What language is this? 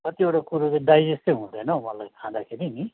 Nepali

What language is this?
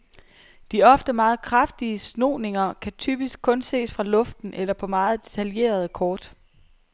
Danish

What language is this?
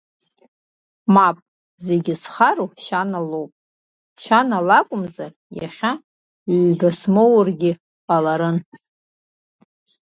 Abkhazian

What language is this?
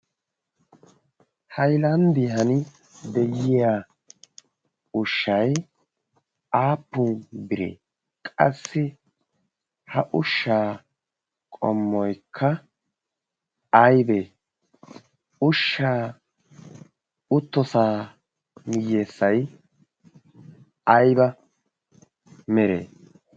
Wolaytta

